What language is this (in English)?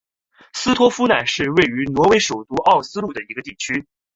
Chinese